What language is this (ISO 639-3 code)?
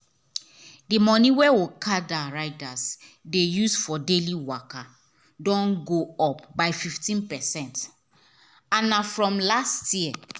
pcm